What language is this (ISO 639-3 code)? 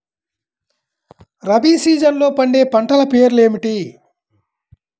tel